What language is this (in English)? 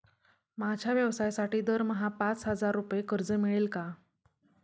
Marathi